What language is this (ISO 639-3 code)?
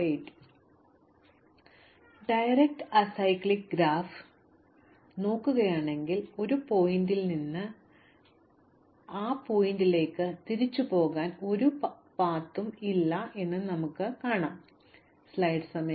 mal